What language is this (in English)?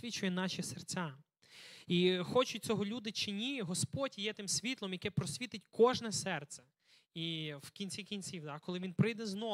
Ukrainian